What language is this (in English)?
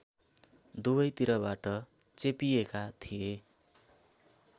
Nepali